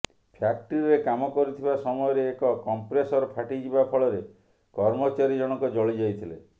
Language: Odia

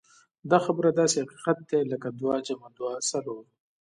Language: Pashto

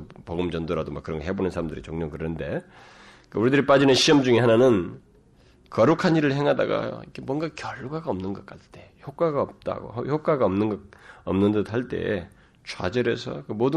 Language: Korean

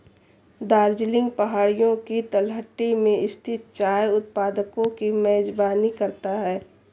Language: Hindi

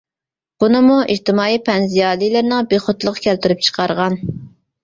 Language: Uyghur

